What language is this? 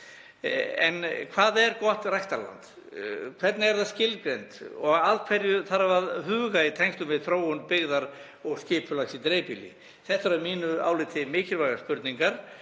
Icelandic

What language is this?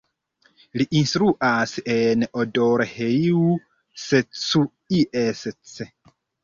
Esperanto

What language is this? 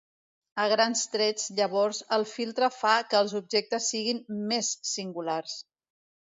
Catalan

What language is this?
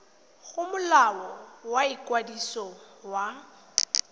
Tswana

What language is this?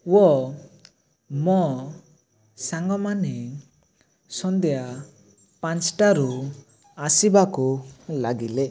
Odia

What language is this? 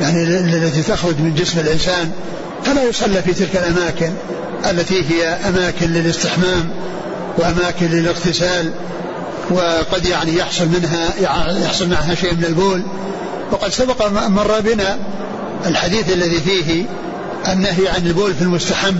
Arabic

